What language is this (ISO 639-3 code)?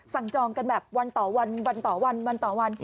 tha